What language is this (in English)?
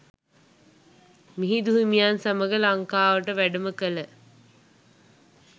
Sinhala